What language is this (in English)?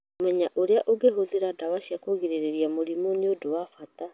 Kikuyu